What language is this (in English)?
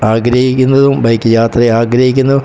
Malayalam